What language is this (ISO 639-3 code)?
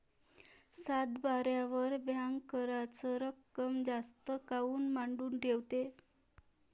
mar